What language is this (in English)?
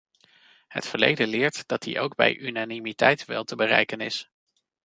Dutch